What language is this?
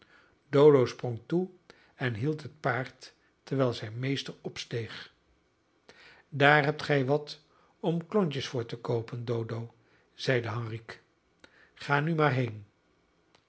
Dutch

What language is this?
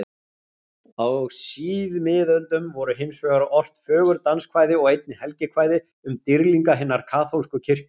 Icelandic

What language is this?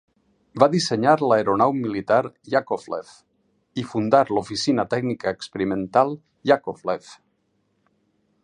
Catalan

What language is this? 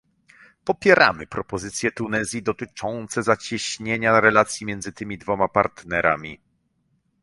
Polish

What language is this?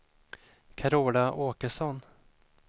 Swedish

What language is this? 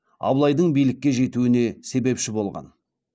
Kazakh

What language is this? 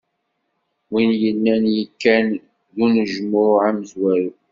Kabyle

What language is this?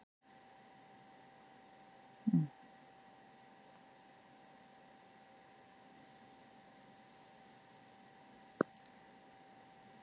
Icelandic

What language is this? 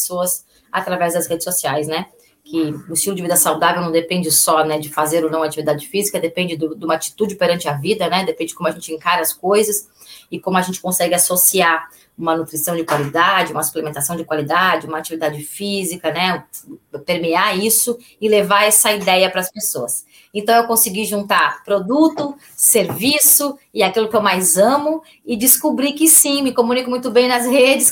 Portuguese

